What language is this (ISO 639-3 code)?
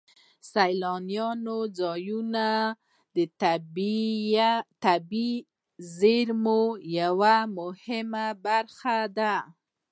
pus